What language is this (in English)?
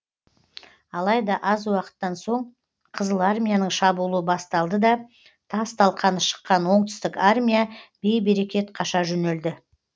Kazakh